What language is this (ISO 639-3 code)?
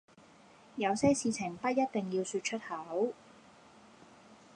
yue